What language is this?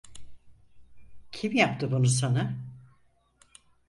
Turkish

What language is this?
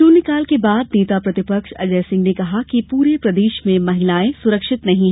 Hindi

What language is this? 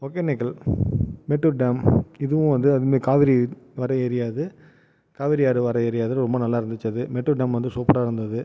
Tamil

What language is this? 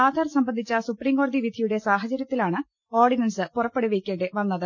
Malayalam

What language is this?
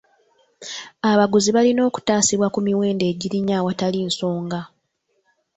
Ganda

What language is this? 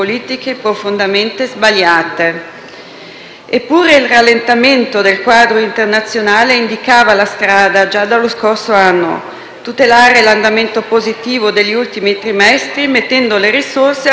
Italian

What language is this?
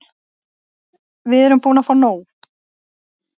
Icelandic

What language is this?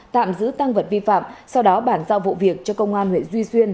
Vietnamese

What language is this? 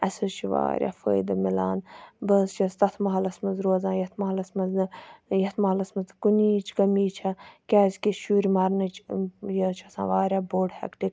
Kashmiri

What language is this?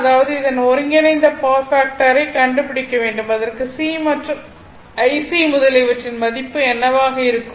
Tamil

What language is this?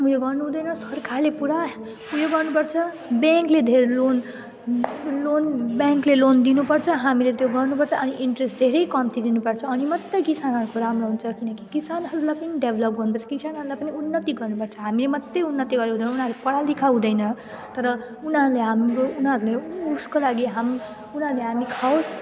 Nepali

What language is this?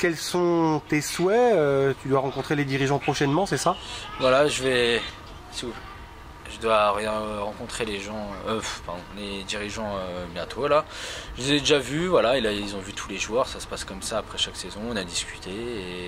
French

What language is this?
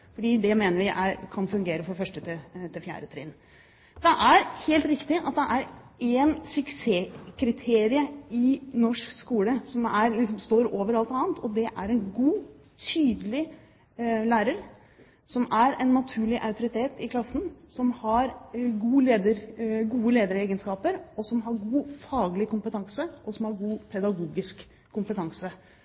Norwegian Bokmål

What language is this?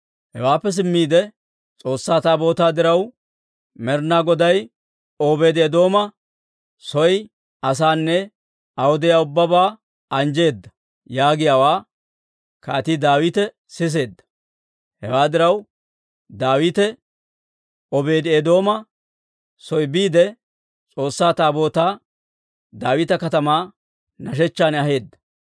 Dawro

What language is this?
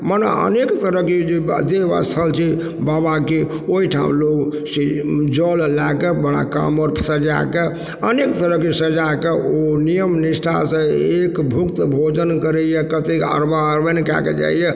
Maithili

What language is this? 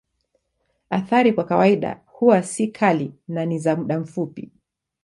Swahili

